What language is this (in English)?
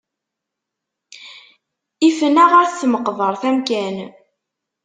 Kabyle